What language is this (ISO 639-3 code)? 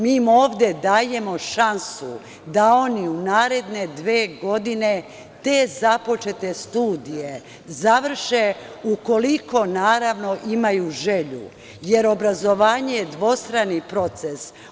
srp